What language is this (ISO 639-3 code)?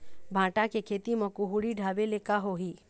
hne